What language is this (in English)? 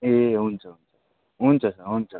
Nepali